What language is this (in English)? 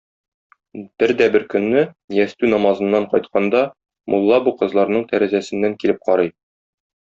Tatar